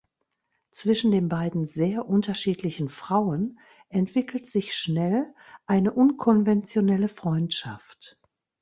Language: German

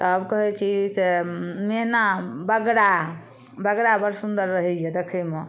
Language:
Maithili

